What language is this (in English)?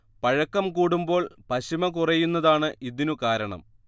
Malayalam